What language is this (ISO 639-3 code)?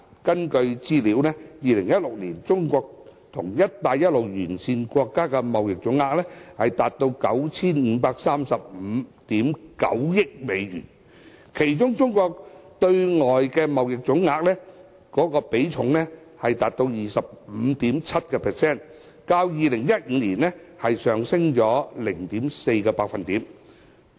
yue